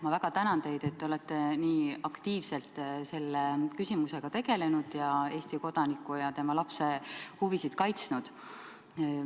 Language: Estonian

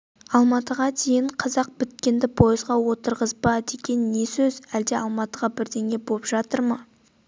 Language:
Kazakh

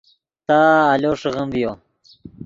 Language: Yidgha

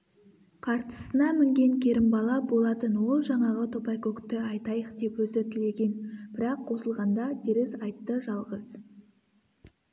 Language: Kazakh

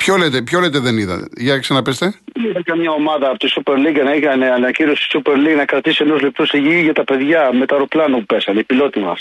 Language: Greek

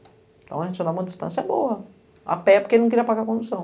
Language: Portuguese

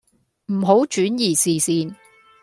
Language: Cantonese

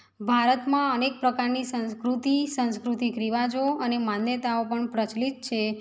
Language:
Gujarati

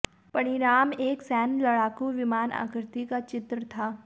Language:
Hindi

